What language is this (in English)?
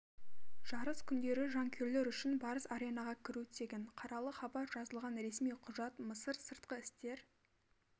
Kazakh